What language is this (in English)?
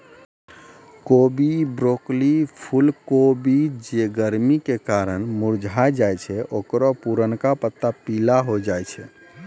Maithili